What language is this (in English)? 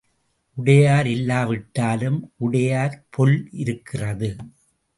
Tamil